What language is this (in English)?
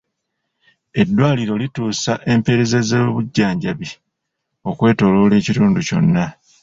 Ganda